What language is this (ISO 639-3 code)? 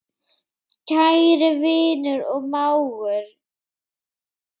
isl